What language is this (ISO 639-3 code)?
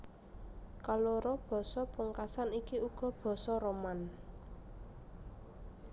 jav